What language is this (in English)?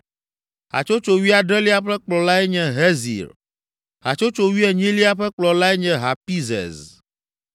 Ewe